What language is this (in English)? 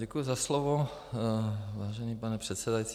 Czech